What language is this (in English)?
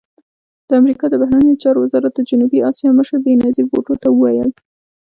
Pashto